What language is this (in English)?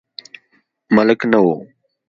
Pashto